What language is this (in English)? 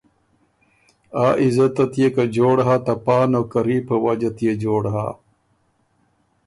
Ormuri